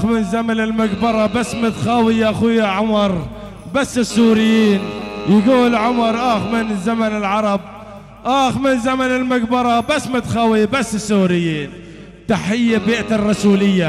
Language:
Arabic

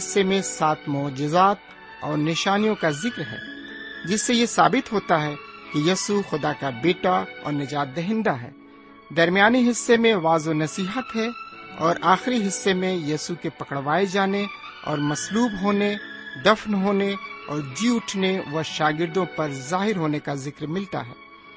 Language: Urdu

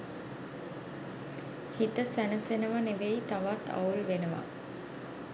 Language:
Sinhala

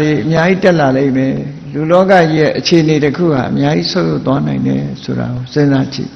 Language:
Vietnamese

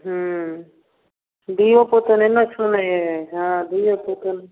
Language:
Maithili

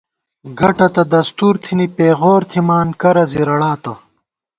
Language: Gawar-Bati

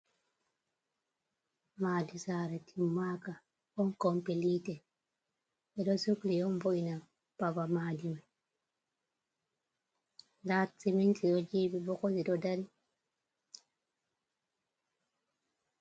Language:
Fula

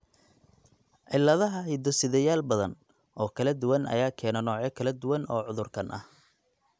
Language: Somali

